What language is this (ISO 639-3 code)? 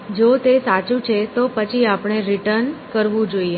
guj